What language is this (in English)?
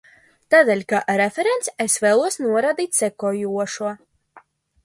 Latvian